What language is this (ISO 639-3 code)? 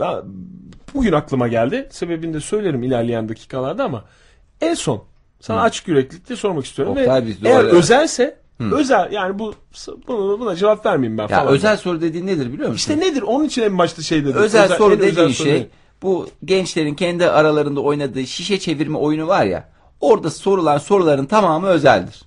tur